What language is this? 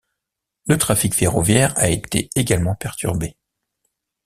French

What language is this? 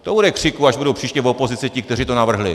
Czech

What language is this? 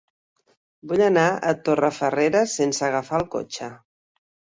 Catalan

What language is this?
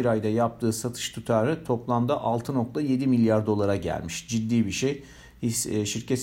Turkish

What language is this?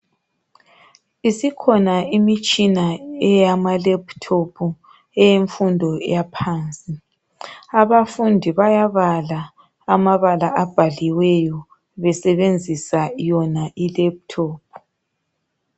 North Ndebele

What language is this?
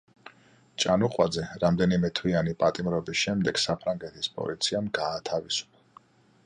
Georgian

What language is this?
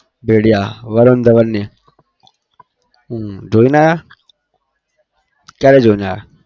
Gujarati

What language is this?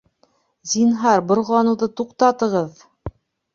Bashkir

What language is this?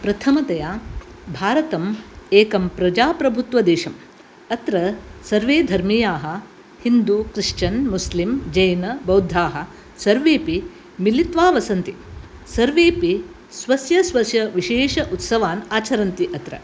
Sanskrit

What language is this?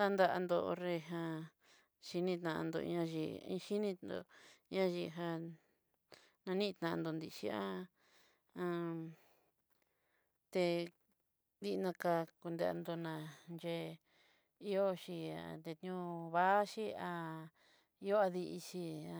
Southeastern Nochixtlán Mixtec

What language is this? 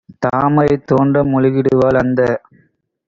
Tamil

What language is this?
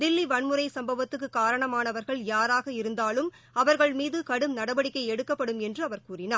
Tamil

